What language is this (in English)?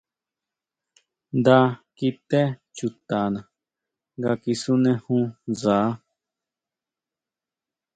Huautla Mazatec